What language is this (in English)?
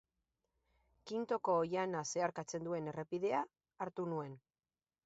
Basque